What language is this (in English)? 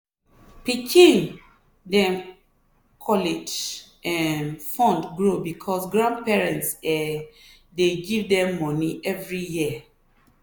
Nigerian Pidgin